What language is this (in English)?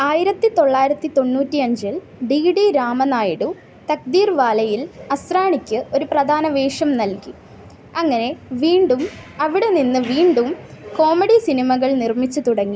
Malayalam